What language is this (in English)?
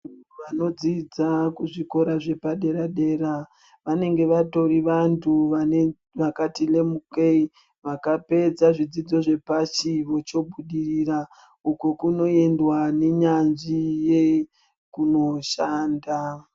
Ndau